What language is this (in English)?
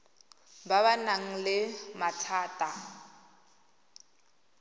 Tswana